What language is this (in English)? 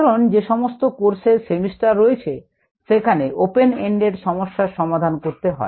Bangla